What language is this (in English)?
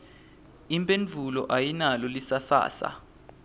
Swati